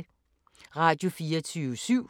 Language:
Danish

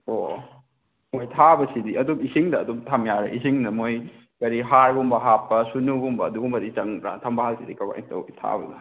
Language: Manipuri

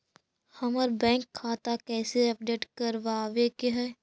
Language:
Magahi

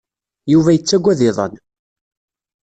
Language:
Kabyle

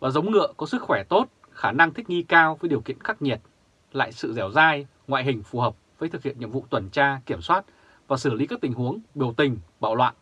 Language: Vietnamese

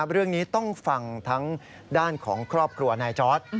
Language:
Thai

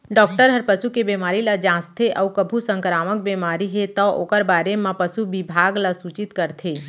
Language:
Chhattisgarhi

